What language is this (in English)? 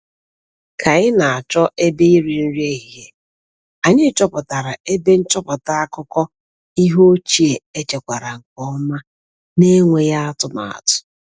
Igbo